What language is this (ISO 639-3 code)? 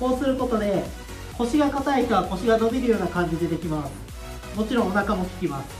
jpn